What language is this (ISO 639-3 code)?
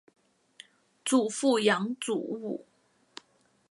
zho